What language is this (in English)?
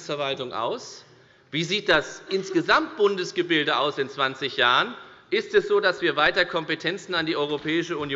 German